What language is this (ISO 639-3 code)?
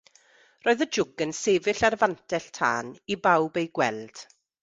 cym